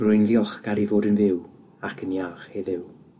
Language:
Welsh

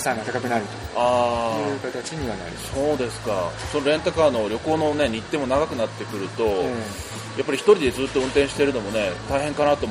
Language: Japanese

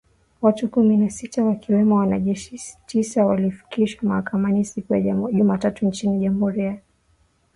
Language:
Swahili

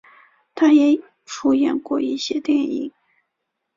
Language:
Chinese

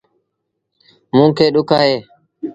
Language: Sindhi Bhil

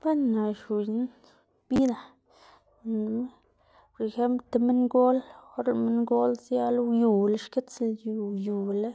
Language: Xanaguía Zapotec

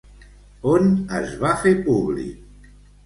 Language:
Catalan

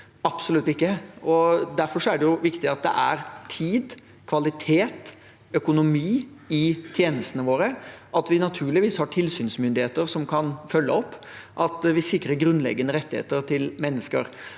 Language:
Norwegian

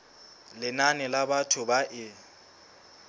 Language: Southern Sotho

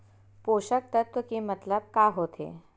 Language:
Chhattisgarhi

